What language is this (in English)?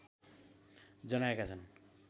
Nepali